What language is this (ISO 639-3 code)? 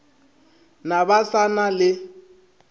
nso